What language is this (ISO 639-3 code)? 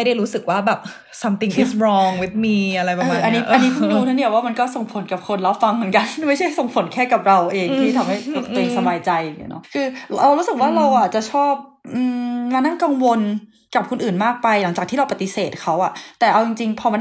tha